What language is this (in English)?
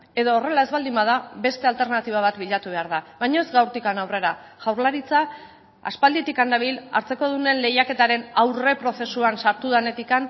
Basque